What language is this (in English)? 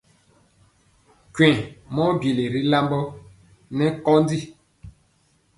Mpiemo